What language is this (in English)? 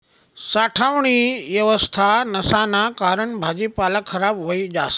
Marathi